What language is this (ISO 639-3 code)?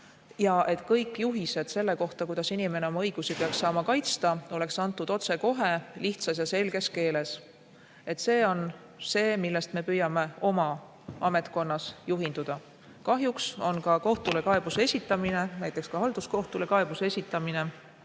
est